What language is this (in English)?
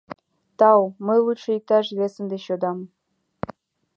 Mari